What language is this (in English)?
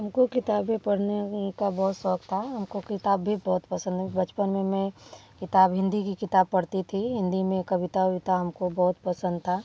Hindi